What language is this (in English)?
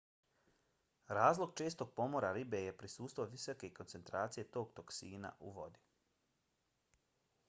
Bosnian